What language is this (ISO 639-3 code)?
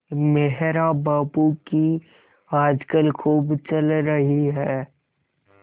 hin